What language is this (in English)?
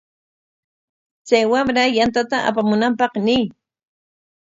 Corongo Ancash Quechua